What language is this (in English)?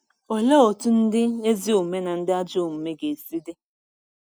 Igbo